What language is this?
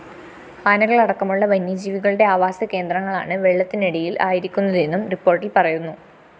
Malayalam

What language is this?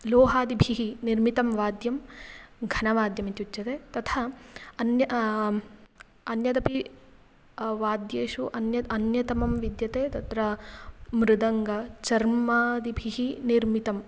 Sanskrit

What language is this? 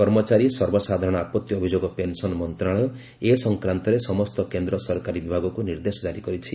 Odia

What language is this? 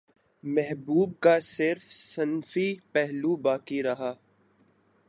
Urdu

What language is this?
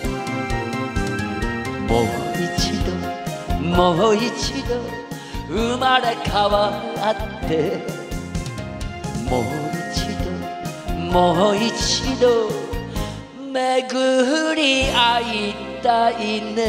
Japanese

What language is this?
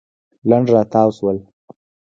Pashto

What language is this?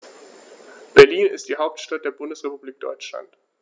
German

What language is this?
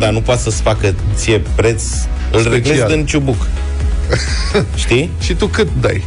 Romanian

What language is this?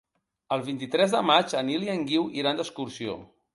Catalan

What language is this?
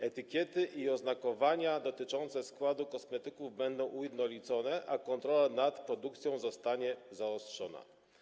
Polish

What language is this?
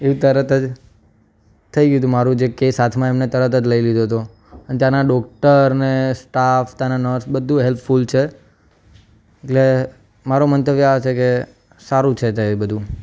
Gujarati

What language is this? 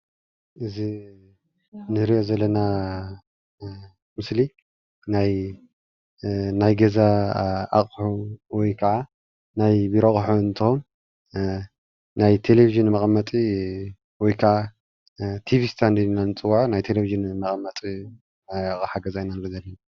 Tigrinya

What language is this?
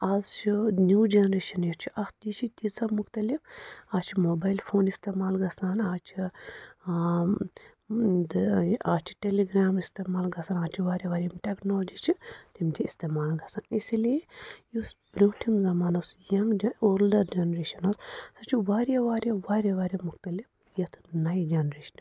Kashmiri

